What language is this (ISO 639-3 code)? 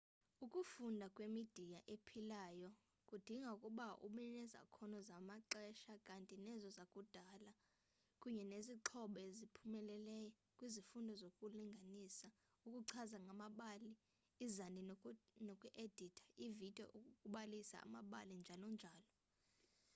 xho